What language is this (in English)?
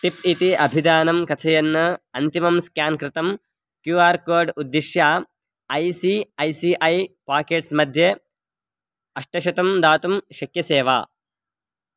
Sanskrit